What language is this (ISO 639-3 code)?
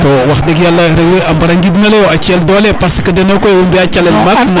srr